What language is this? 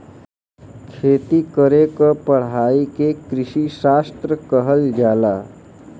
Bhojpuri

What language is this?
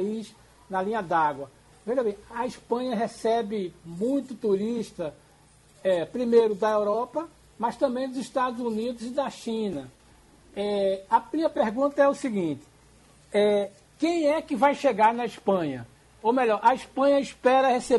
Portuguese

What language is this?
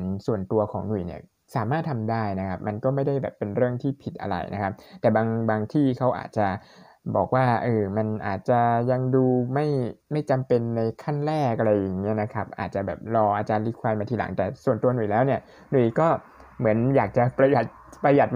Thai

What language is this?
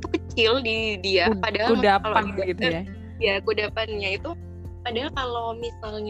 Indonesian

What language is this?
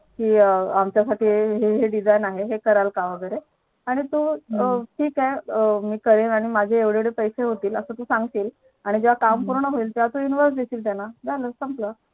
Marathi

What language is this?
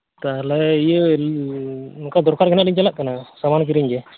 Santali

